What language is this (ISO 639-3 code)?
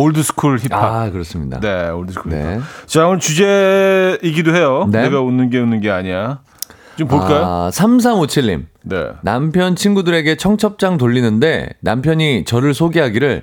kor